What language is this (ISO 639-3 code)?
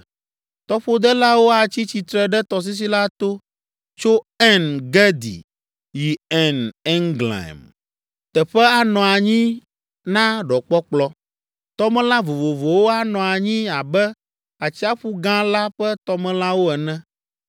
ewe